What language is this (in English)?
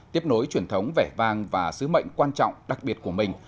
Vietnamese